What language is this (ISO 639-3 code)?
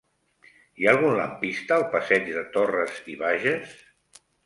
cat